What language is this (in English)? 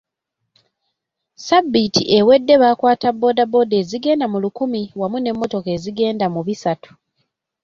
Ganda